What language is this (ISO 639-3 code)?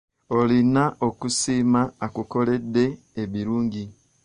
lug